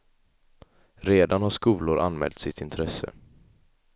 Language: Swedish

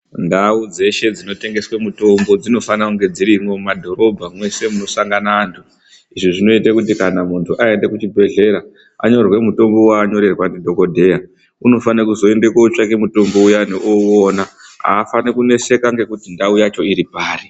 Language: Ndau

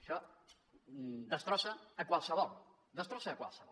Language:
Catalan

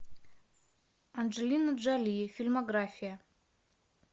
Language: Russian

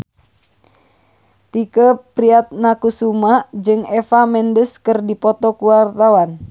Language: Sundanese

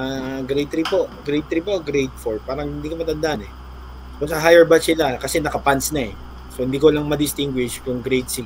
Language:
Filipino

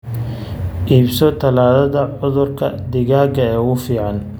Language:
Somali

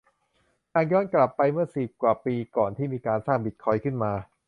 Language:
Thai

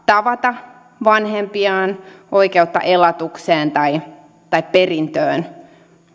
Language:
Finnish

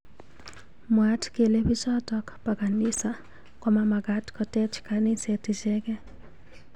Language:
Kalenjin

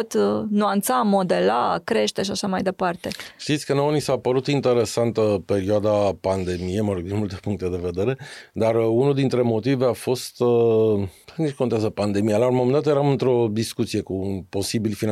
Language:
Romanian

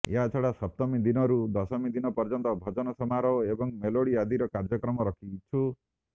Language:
Odia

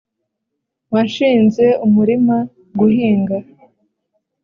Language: Kinyarwanda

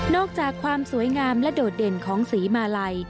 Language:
Thai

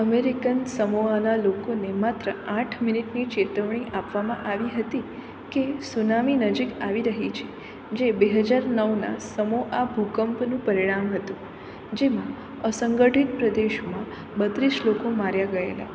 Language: Gujarati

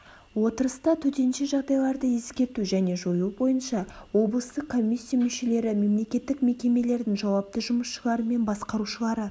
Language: Kazakh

